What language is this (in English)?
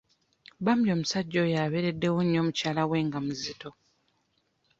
Ganda